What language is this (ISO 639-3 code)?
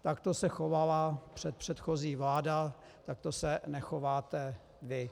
ces